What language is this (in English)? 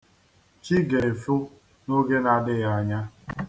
Igbo